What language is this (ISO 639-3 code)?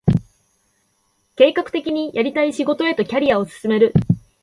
jpn